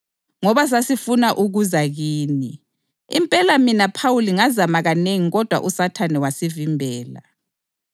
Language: North Ndebele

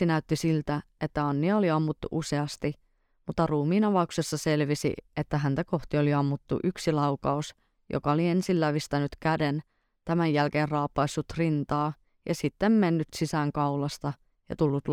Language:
Finnish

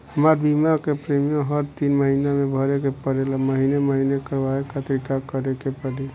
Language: Bhojpuri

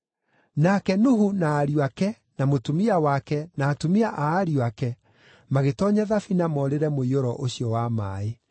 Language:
Kikuyu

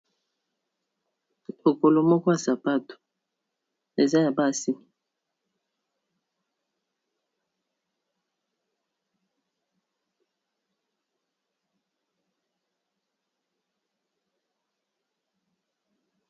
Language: Lingala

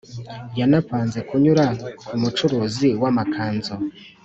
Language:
Kinyarwanda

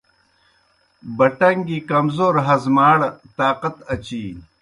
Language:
Kohistani Shina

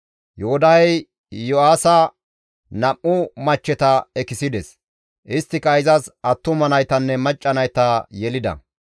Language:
Gamo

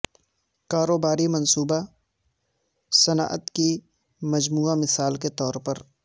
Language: Urdu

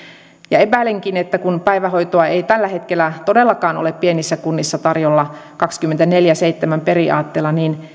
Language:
Finnish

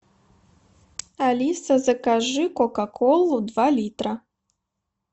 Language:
Russian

